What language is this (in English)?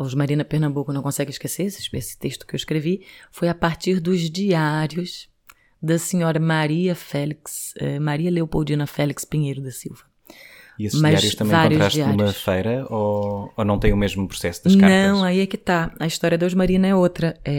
Portuguese